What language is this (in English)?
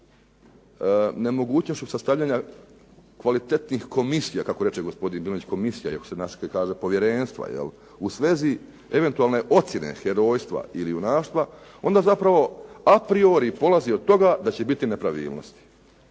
Croatian